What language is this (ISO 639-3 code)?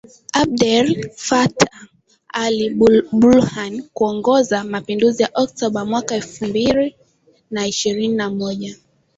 swa